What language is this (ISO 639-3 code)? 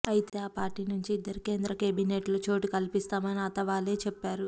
tel